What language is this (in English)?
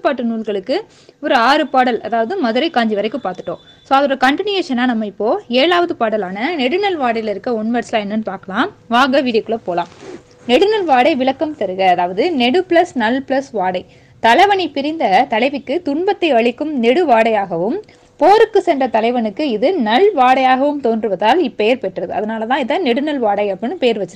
Arabic